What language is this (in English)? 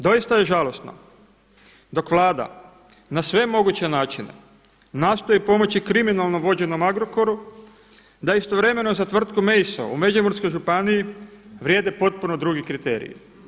Croatian